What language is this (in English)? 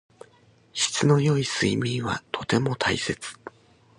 Japanese